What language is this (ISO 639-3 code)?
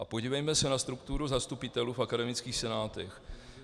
ces